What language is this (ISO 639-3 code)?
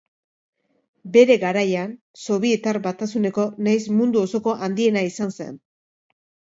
eus